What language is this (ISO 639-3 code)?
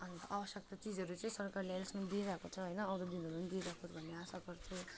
nep